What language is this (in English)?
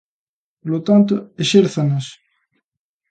Galician